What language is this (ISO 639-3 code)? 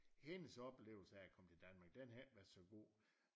dan